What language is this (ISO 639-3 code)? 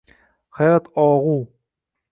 uzb